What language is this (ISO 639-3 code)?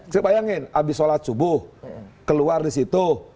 ind